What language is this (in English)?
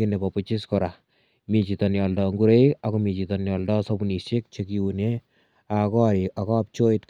Kalenjin